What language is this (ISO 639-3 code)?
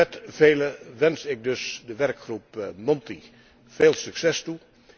nld